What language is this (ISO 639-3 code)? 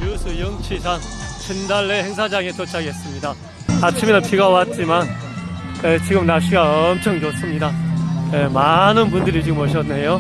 kor